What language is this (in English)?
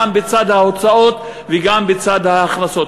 Hebrew